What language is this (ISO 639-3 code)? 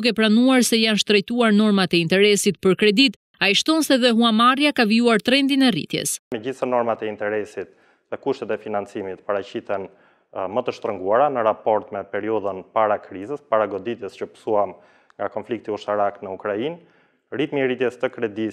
ron